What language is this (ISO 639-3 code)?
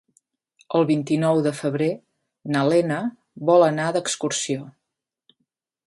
cat